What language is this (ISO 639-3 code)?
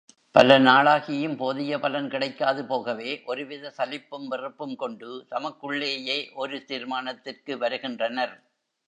tam